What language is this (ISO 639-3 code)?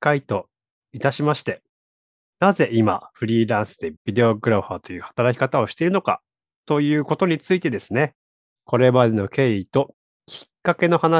jpn